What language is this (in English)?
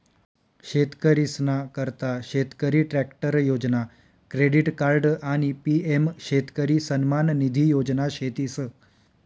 Marathi